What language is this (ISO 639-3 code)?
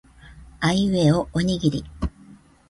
jpn